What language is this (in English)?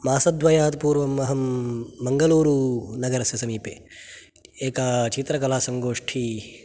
Sanskrit